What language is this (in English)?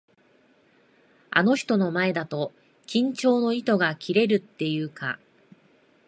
Japanese